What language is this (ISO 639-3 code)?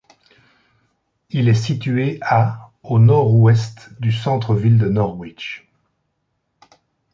fra